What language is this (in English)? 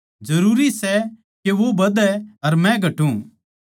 Haryanvi